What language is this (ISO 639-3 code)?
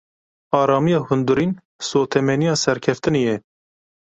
kur